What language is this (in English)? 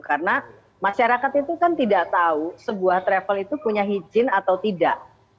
Indonesian